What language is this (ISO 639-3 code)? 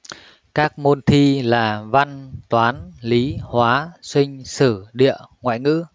vie